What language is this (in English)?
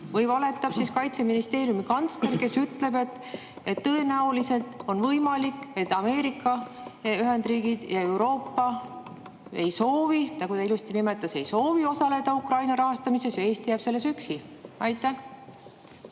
Estonian